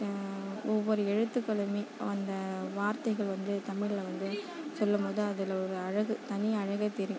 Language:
Tamil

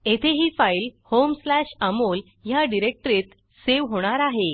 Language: Marathi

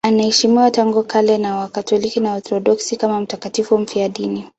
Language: Swahili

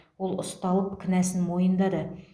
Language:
Kazakh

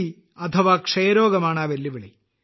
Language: Malayalam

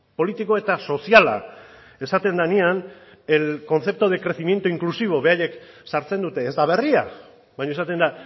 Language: Basque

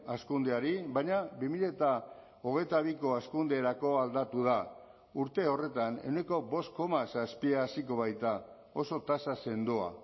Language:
Basque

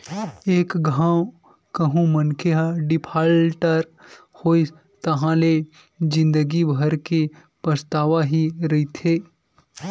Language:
Chhattisgarhi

